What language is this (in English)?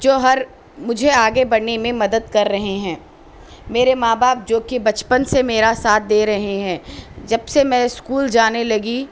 Urdu